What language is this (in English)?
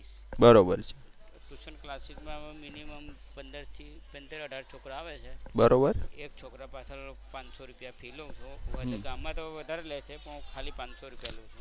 Gujarati